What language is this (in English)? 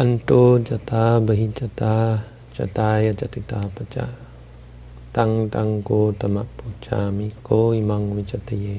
English